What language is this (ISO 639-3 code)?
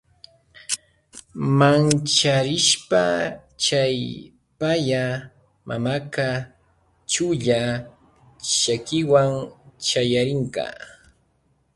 qvj